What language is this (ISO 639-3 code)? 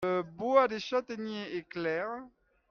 fra